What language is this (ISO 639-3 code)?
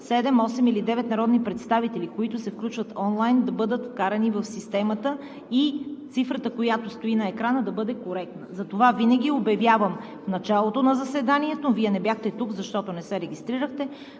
bul